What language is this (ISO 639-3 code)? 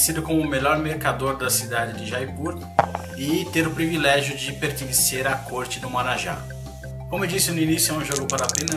por